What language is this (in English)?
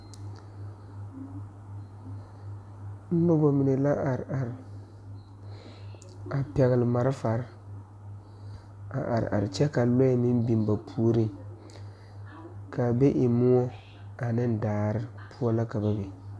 Southern Dagaare